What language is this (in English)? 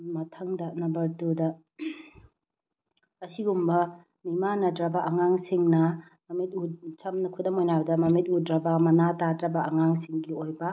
Manipuri